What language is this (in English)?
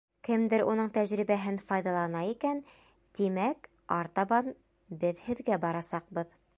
Bashkir